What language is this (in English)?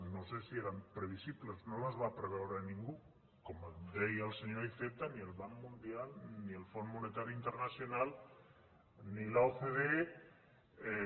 Catalan